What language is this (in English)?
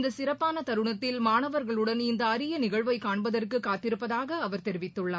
Tamil